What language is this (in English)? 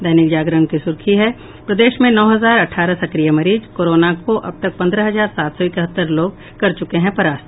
Hindi